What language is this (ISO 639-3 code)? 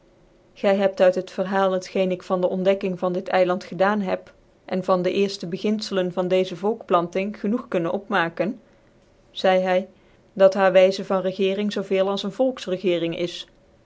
nld